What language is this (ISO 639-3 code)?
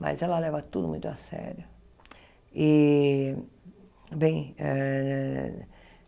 por